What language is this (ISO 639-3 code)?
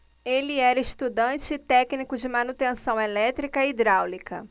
por